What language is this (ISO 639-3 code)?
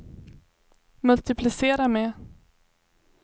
swe